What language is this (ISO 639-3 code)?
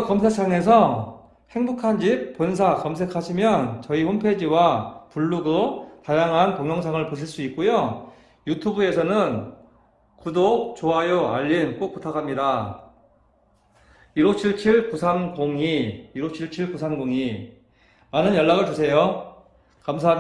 kor